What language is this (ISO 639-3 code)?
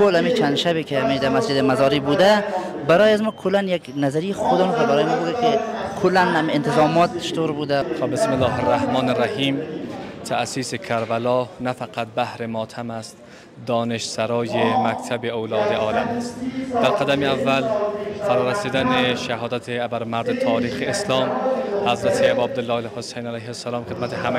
fas